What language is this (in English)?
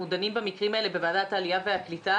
Hebrew